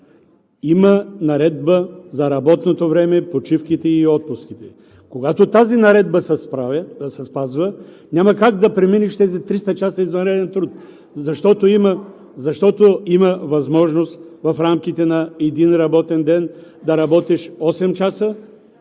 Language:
Bulgarian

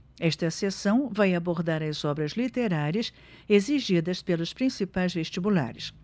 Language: Portuguese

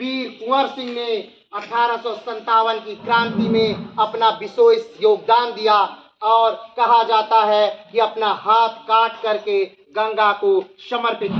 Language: Hindi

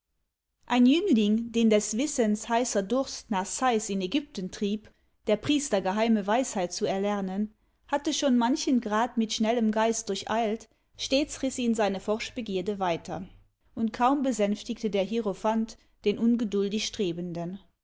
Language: German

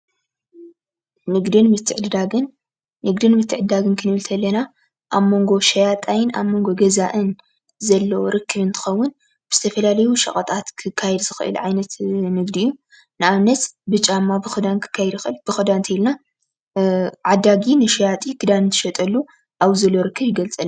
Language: Tigrinya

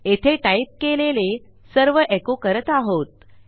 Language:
Marathi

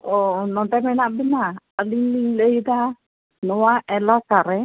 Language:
Santali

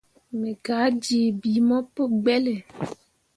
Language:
Mundang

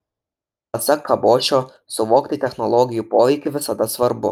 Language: Lithuanian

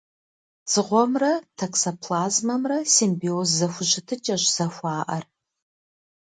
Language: Kabardian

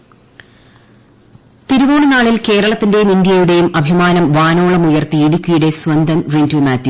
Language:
Malayalam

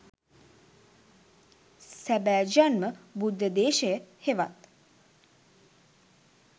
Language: Sinhala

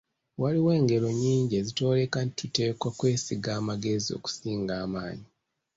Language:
Ganda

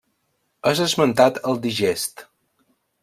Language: Catalan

